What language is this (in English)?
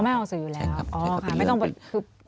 Thai